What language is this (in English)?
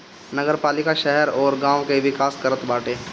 Bhojpuri